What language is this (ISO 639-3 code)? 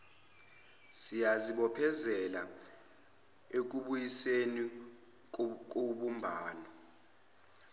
zul